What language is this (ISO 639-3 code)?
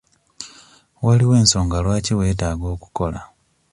lug